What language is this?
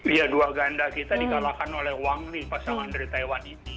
Indonesian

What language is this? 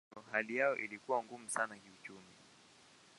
Swahili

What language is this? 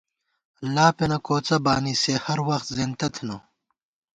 Gawar-Bati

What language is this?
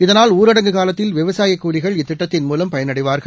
Tamil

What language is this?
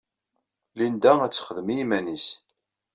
Kabyle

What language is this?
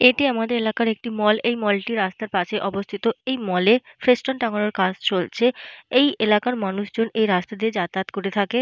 Bangla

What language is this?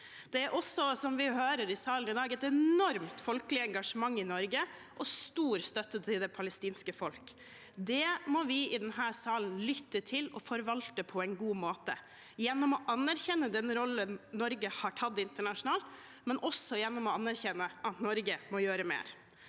Norwegian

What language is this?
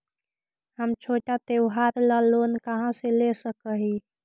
Magahi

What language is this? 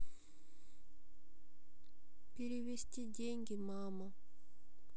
Russian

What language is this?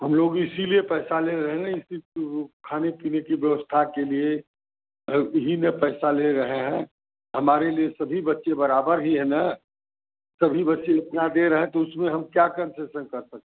Hindi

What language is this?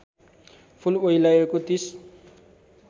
Nepali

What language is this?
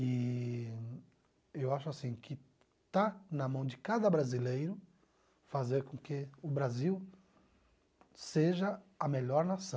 Portuguese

